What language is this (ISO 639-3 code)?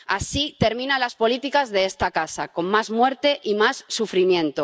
spa